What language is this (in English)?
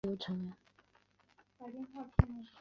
Chinese